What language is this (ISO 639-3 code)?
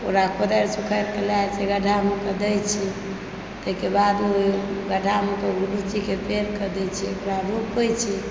mai